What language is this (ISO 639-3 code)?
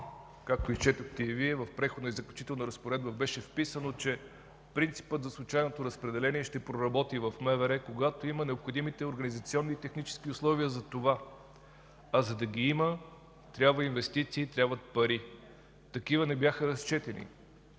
bul